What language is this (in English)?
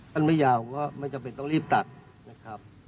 Thai